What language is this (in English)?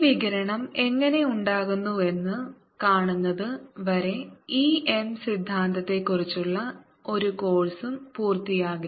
Malayalam